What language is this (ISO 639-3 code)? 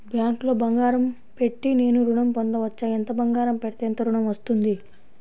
tel